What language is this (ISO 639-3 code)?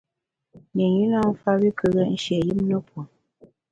bax